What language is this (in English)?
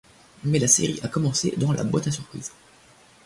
French